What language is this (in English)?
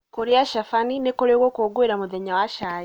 Kikuyu